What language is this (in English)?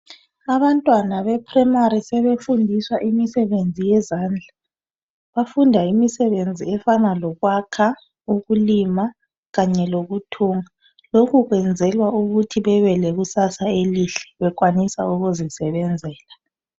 North Ndebele